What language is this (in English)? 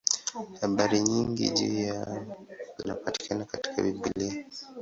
Swahili